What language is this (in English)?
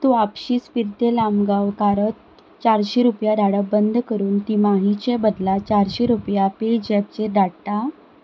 Konkani